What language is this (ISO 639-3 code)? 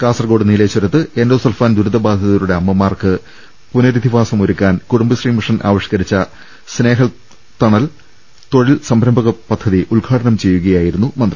mal